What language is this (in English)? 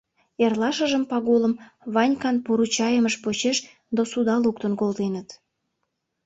Mari